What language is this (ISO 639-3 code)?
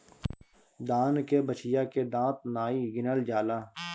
bho